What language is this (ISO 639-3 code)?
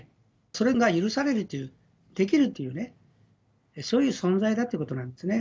jpn